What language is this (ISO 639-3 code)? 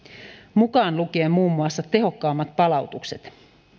fin